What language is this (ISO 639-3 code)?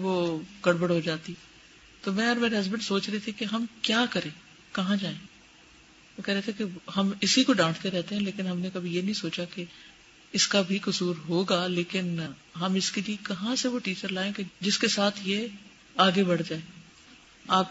urd